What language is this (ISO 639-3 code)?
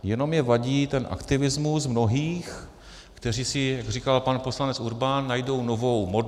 ces